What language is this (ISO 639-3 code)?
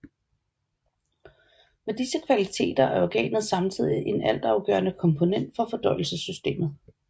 dan